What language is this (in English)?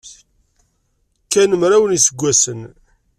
Kabyle